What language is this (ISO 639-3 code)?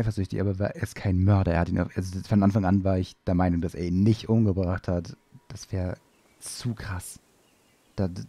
deu